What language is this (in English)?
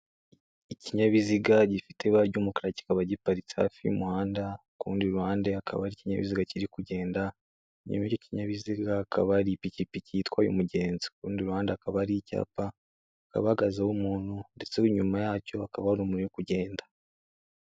Kinyarwanda